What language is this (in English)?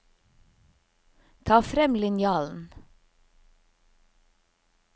Norwegian